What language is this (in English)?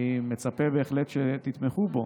Hebrew